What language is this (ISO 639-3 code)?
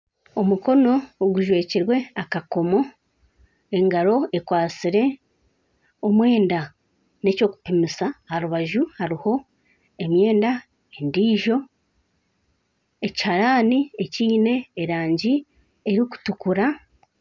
nyn